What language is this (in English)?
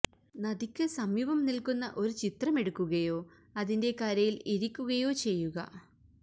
Malayalam